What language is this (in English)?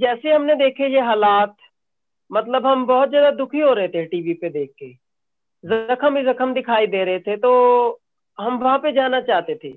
Hindi